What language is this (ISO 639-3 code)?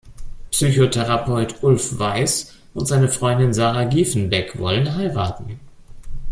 deu